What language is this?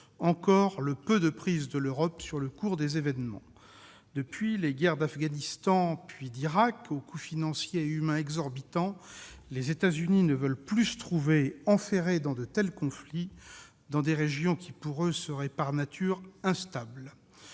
French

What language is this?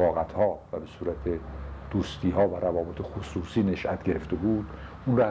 Persian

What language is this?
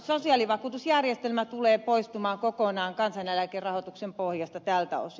Finnish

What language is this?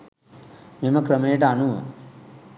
Sinhala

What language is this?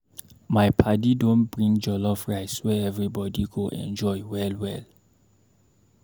Nigerian Pidgin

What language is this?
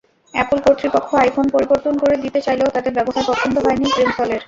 Bangla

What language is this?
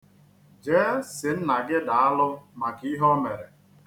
Igbo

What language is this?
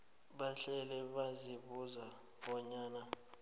South Ndebele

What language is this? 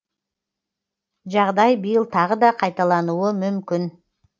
Kazakh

